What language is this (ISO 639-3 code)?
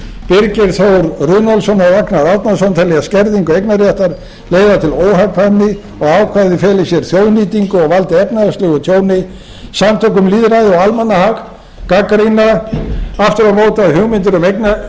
isl